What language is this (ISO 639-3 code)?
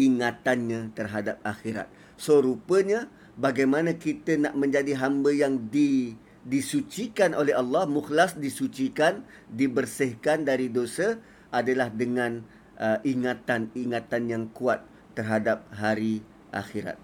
msa